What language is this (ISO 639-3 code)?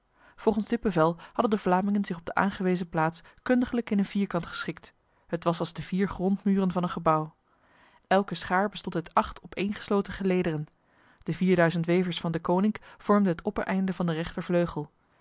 nld